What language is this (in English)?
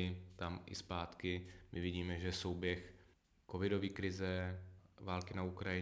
Czech